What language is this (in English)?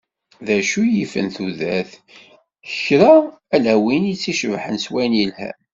Kabyle